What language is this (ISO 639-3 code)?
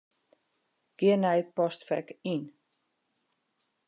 fry